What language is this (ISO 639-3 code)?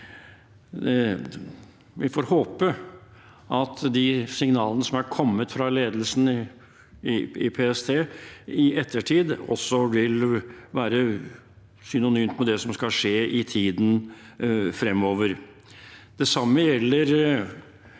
nor